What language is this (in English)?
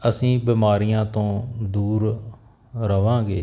Punjabi